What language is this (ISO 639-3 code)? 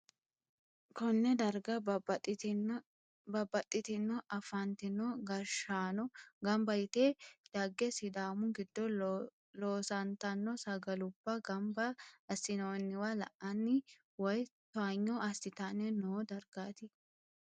sid